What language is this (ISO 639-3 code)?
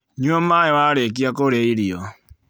kik